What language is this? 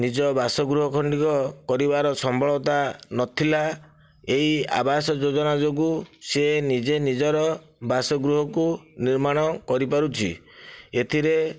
Odia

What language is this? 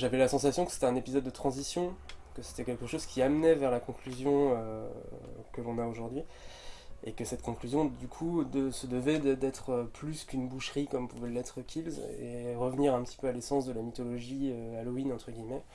French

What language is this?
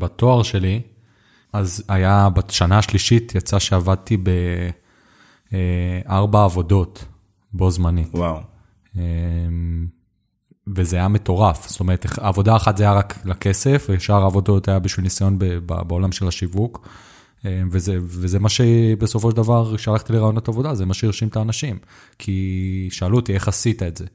Hebrew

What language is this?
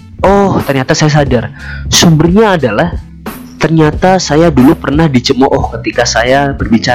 Indonesian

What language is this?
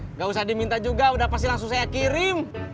Indonesian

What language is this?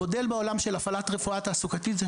Hebrew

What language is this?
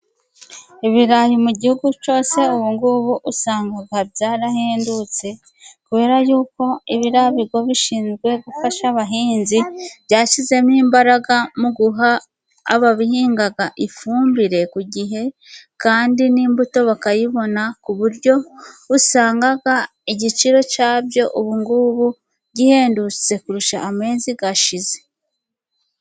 Kinyarwanda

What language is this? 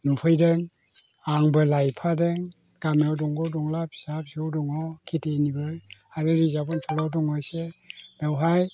Bodo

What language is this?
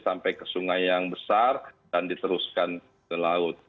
Indonesian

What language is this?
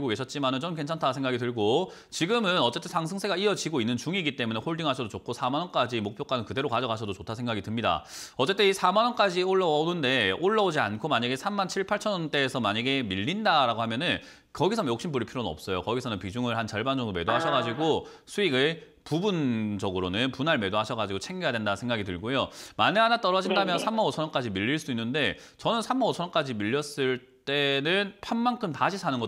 Korean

